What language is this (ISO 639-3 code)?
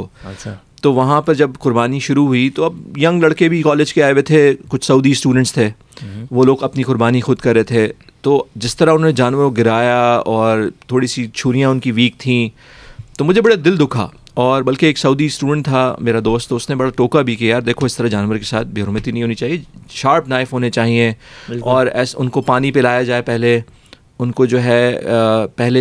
urd